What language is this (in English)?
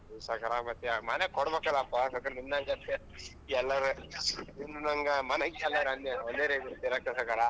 Kannada